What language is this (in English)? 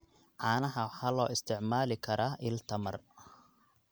Somali